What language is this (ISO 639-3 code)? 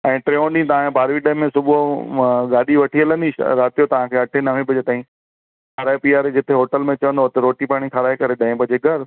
snd